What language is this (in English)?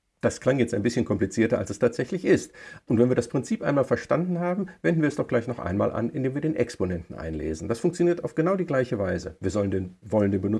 German